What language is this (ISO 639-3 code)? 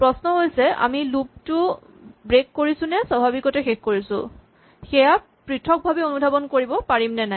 asm